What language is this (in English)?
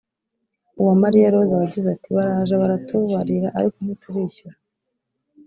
Kinyarwanda